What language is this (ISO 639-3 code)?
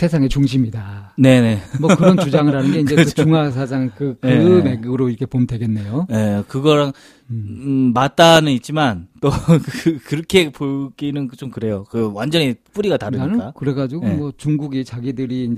kor